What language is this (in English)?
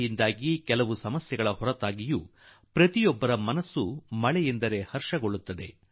Kannada